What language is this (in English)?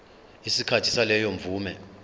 Zulu